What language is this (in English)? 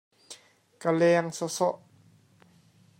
Hakha Chin